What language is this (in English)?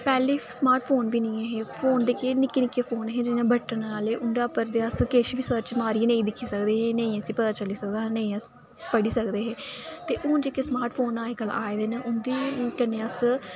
Dogri